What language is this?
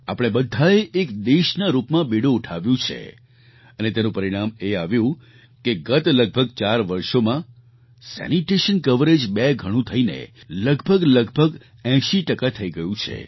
Gujarati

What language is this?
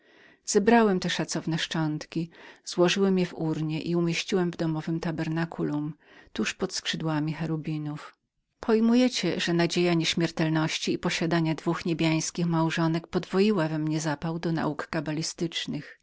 Polish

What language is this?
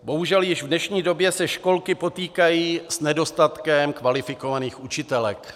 Czech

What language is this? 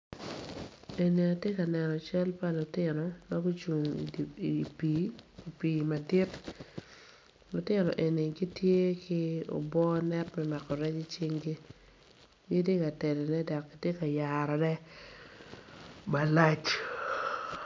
Acoli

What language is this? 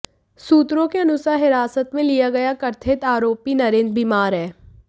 Hindi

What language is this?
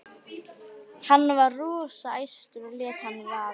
Icelandic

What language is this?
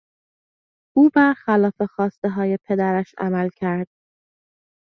Persian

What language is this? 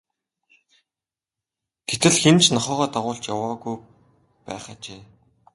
Mongolian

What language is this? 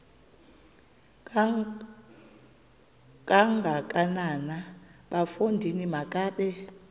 Xhosa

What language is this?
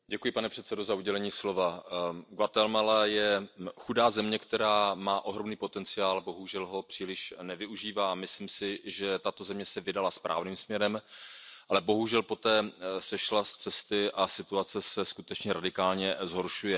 Czech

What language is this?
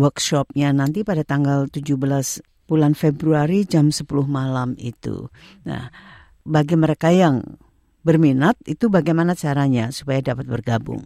Indonesian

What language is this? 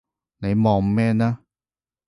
Cantonese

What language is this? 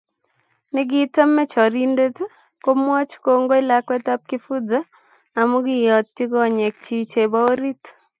Kalenjin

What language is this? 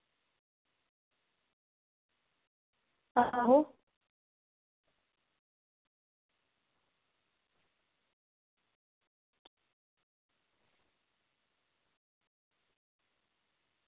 Dogri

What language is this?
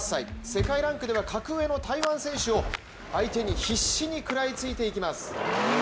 Japanese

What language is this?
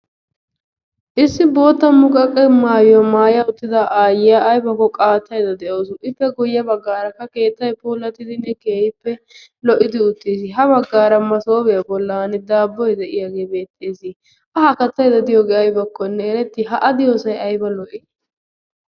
Wolaytta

